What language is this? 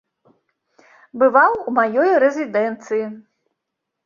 Belarusian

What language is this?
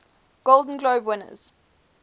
English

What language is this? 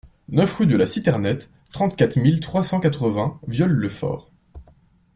French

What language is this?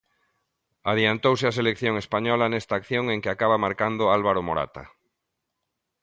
Galician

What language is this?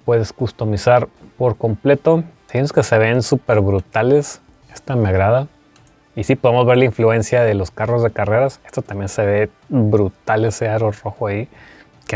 Spanish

